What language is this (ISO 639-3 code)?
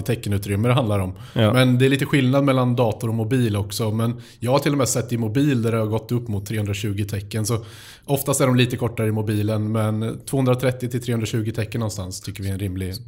swe